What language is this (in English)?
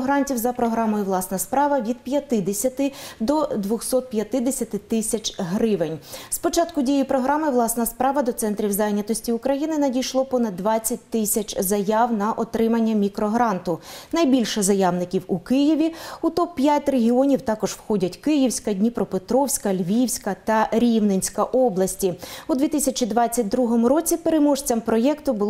Ukrainian